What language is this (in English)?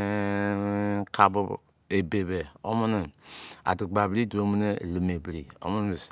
Izon